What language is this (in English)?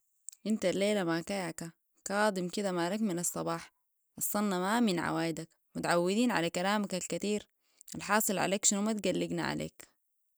Sudanese Arabic